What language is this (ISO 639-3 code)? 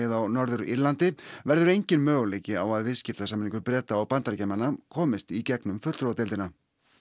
isl